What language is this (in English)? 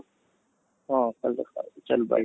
Odia